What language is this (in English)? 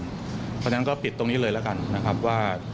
Thai